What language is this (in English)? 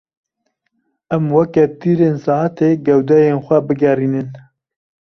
Kurdish